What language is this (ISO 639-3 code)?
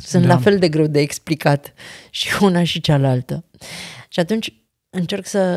ron